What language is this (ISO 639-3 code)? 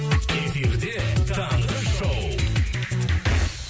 kaz